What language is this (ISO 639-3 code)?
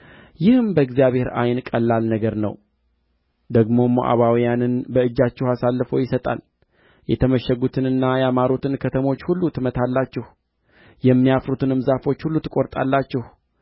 amh